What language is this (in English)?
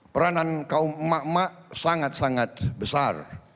Indonesian